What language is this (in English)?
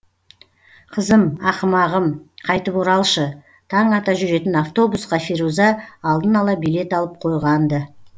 Kazakh